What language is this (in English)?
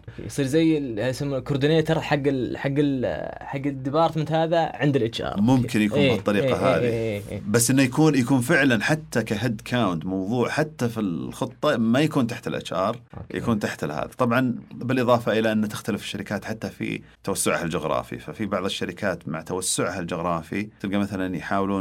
Arabic